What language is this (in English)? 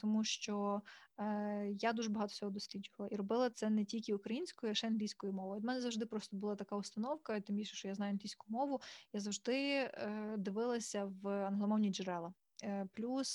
Ukrainian